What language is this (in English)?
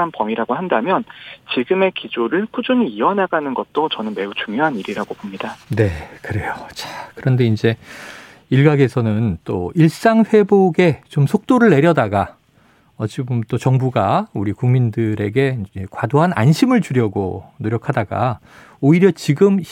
Korean